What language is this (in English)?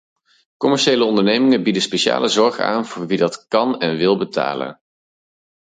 Dutch